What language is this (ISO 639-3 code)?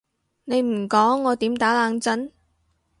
yue